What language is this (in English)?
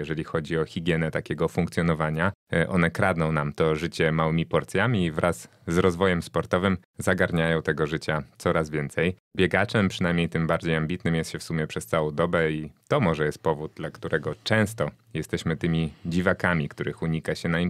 Polish